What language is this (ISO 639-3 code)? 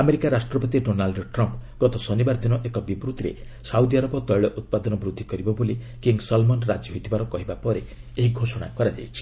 ori